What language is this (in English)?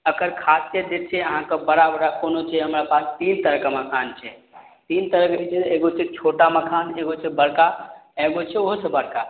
Maithili